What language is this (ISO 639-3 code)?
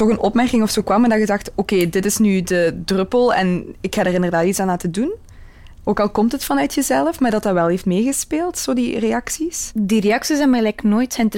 nld